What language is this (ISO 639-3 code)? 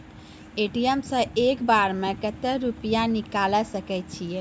mai